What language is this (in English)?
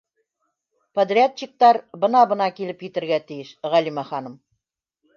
Bashkir